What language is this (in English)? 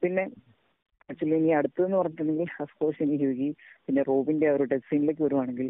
Malayalam